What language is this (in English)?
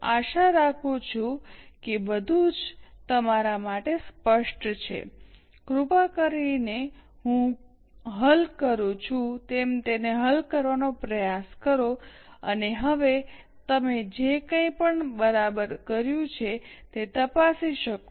Gujarati